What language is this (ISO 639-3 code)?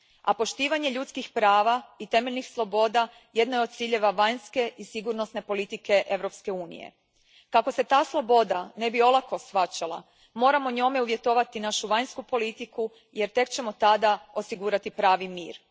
hrv